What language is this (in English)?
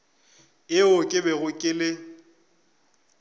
Northern Sotho